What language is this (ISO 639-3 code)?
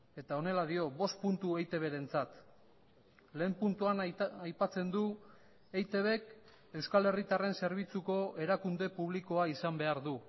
eus